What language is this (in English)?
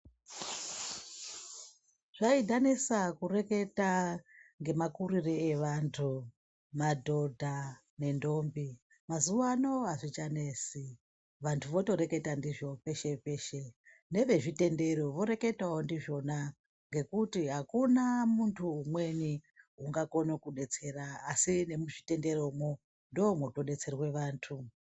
Ndau